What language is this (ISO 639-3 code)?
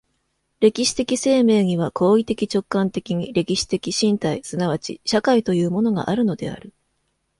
jpn